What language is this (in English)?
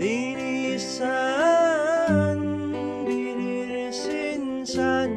Turkish